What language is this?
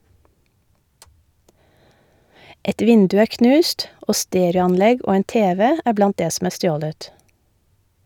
Norwegian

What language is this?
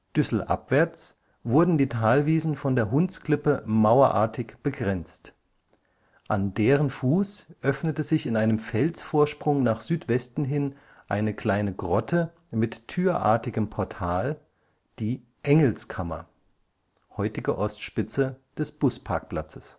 German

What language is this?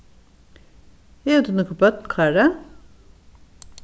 Faroese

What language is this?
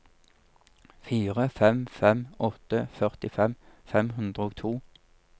Norwegian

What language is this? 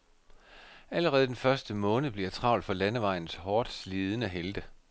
Danish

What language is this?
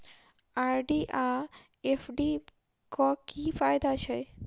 Maithili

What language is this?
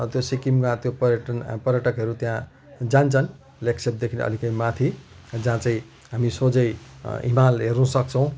Nepali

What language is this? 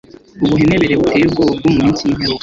Kinyarwanda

